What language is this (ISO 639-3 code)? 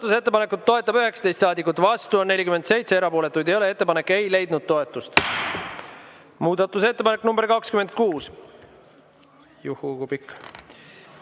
est